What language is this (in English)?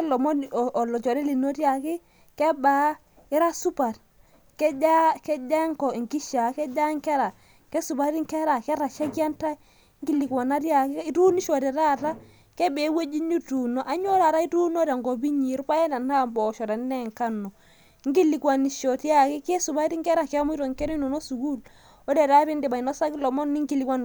Masai